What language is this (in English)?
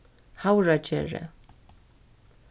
Faroese